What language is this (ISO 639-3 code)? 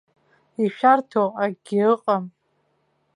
abk